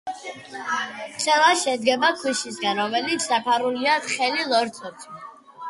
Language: Georgian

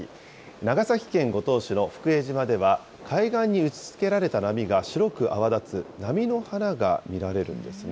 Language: Japanese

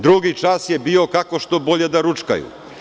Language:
Serbian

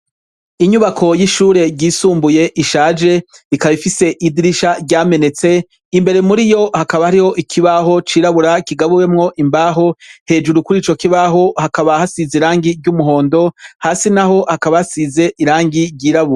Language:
Rundi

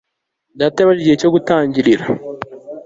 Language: Kinyarwanda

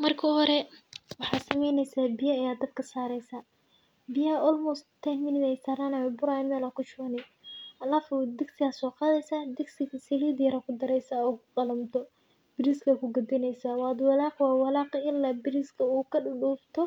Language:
Somali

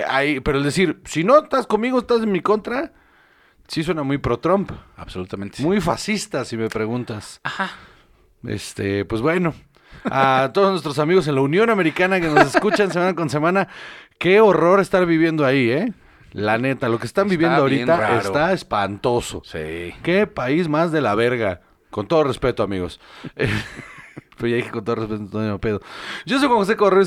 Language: Spanish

